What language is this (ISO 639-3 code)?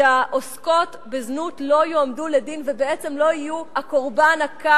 heb